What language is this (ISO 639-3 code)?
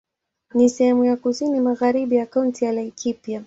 swa